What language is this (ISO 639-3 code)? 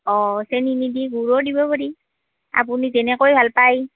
asm